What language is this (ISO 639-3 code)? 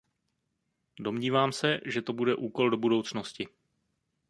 ces